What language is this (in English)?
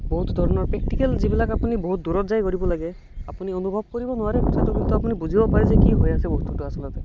Assamese